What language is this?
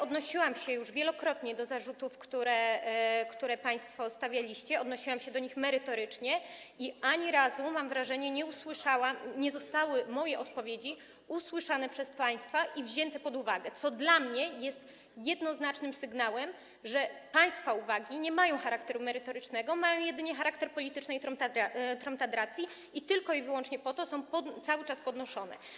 Polish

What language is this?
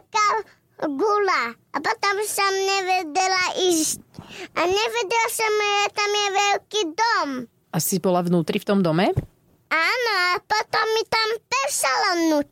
Slovak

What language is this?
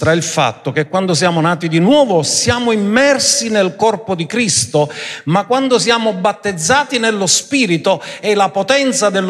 Italian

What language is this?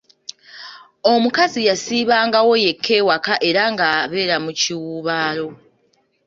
Ganda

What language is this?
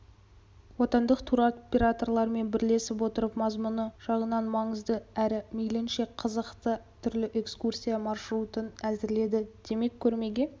Kazakh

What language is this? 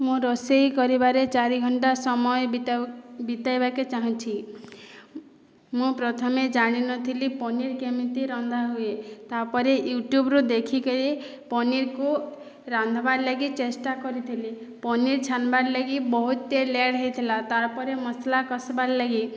Odia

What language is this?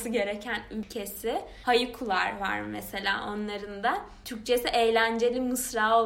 Turkish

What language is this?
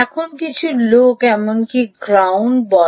Bangla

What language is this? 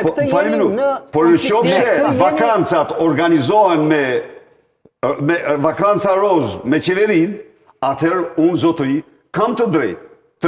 Romanian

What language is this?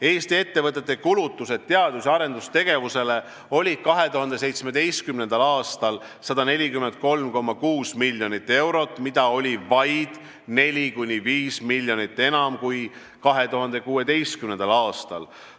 Estonian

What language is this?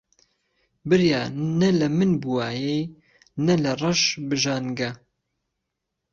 Central Kurdish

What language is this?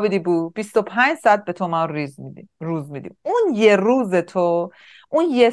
Persian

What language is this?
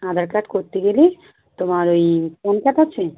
Bangla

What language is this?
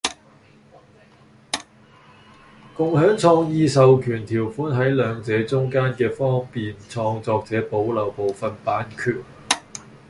Cantonese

